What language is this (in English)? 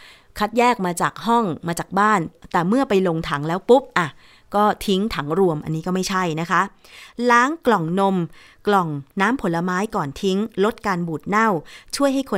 Thai